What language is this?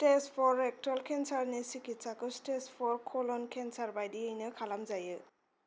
Bodo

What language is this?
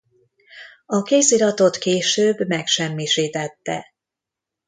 Hungarian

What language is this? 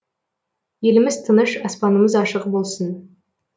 Kazakh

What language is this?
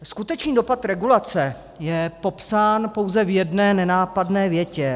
Czech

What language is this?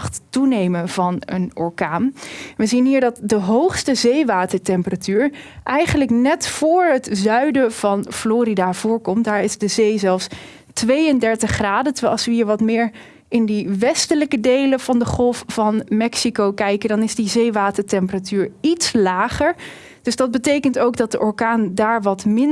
Dutch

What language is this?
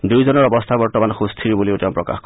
Assamese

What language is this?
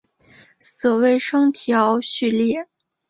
Chinese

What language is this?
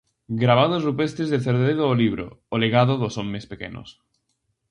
Galician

